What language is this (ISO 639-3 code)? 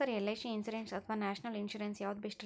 kan